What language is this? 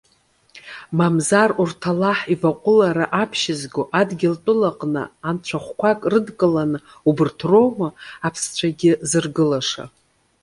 Abkhazian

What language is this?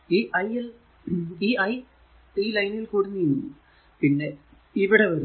Malayalam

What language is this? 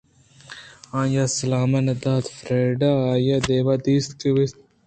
Eastern Balochi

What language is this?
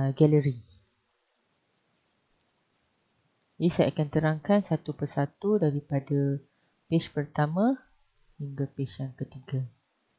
Malay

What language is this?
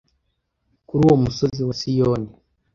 Kinyarwanda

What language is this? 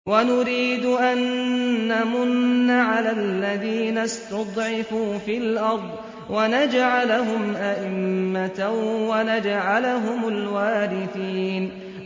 Arabic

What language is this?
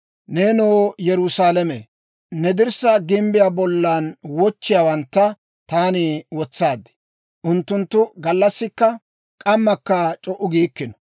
Dawro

